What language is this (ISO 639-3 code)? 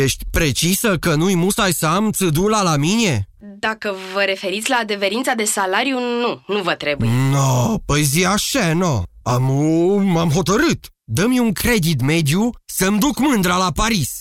ron